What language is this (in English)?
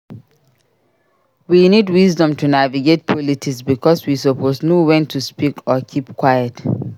Nigerian Pidgin